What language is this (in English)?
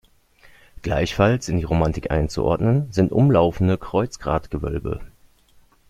German